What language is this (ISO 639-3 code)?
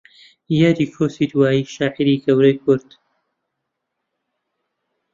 ckb